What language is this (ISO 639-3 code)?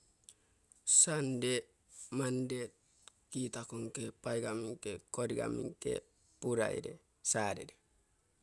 buo